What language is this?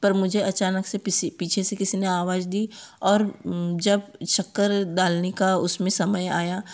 Hindi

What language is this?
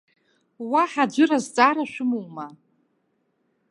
Abkhazian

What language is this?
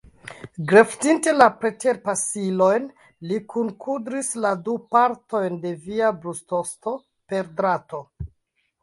Esperanto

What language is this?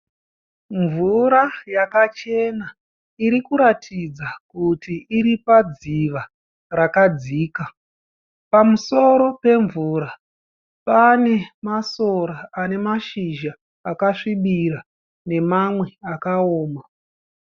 Shona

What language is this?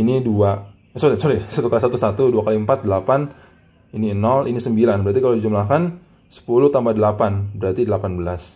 Indonesian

